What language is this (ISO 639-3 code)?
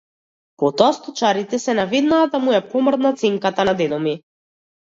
mkd